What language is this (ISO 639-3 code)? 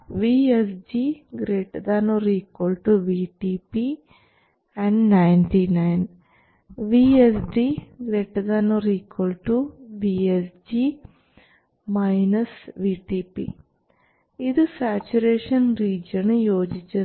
mal